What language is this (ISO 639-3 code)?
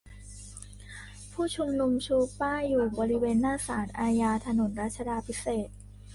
tha